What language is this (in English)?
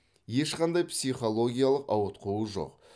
Kazakh